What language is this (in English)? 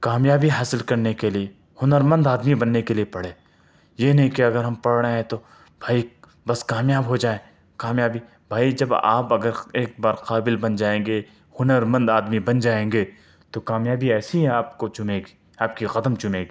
Urdu